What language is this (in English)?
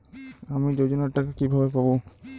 Bangla